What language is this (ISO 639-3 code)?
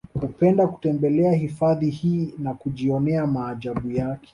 swa